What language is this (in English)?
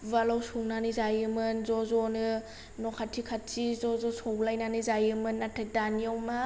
Bodo